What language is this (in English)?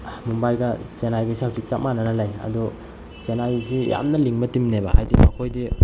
Manipuri